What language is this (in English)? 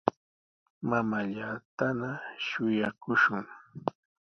Sihuas Ancash Quechua